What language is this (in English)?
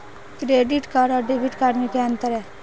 Hindi